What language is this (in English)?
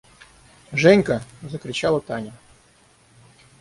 Russian